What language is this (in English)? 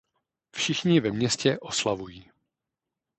Czech